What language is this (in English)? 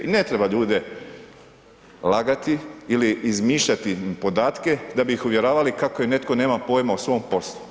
Croatian